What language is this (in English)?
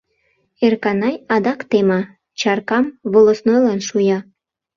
Mari